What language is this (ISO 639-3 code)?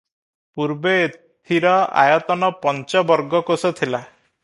ori